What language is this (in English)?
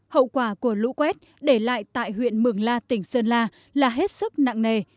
Vietnamese